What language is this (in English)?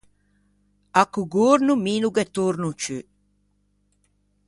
Ligurian